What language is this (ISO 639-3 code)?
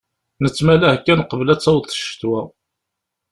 kab